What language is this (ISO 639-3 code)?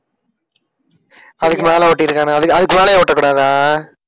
tam